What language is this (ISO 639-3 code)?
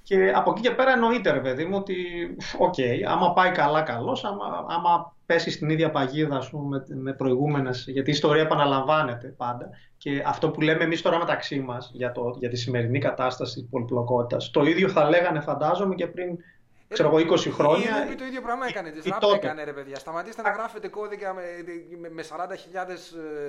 ell